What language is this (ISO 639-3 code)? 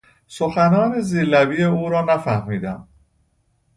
fas